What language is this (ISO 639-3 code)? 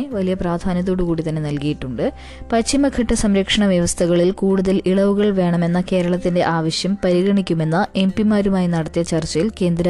mal